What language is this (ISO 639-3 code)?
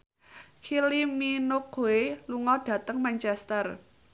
jav